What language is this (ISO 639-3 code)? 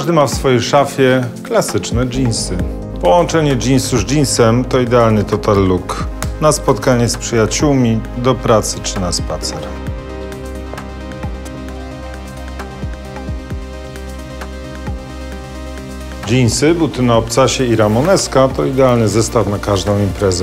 pol